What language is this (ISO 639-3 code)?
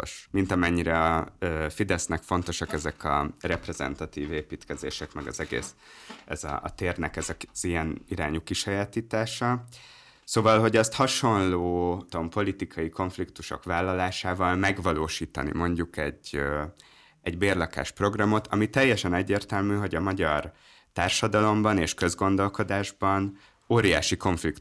hun